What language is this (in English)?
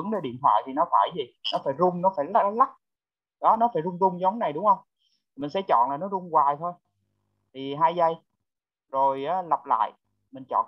Vietnamese